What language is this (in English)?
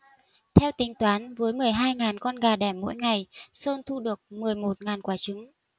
Vietnamese